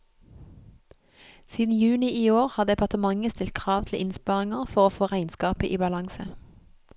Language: Norwegian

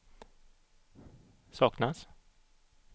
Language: Swedish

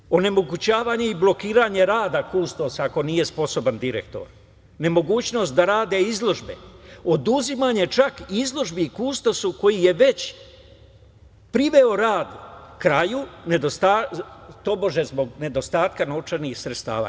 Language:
Serbian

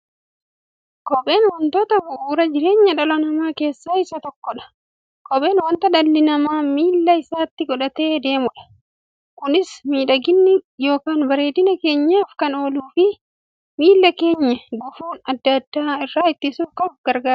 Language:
Oromo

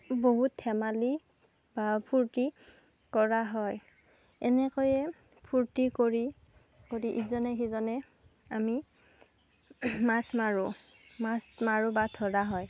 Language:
Assamese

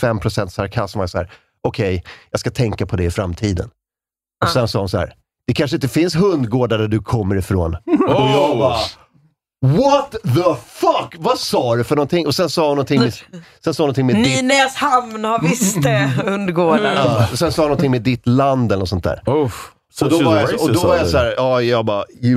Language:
Swedish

